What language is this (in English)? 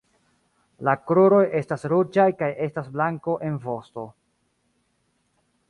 Esperanto